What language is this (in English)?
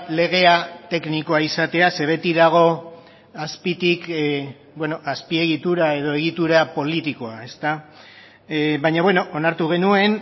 Basque